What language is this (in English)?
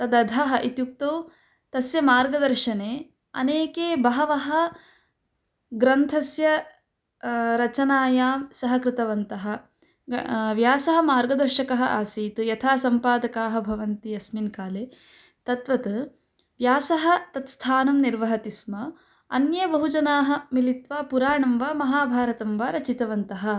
Sanskrit